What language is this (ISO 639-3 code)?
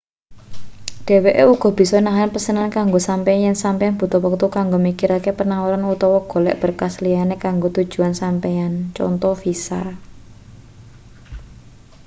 jav